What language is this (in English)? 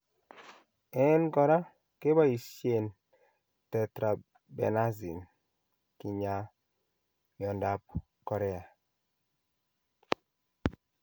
Kalenjin